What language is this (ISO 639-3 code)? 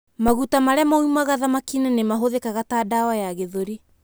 kik